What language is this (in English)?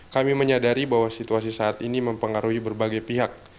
Indonesian